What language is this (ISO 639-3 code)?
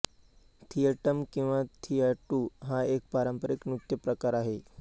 mar